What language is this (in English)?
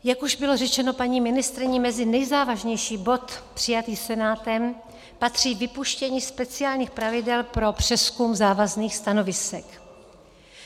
Czech